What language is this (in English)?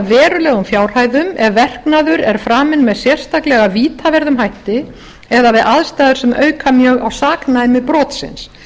Icelandic